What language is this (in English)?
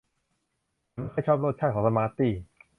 Thai